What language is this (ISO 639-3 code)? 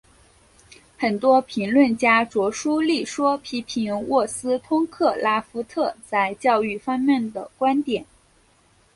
zho